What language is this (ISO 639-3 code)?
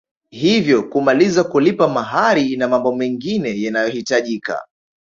swa